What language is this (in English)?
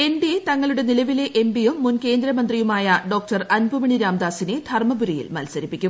Malayalam